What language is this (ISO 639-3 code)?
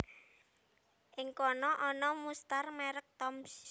jav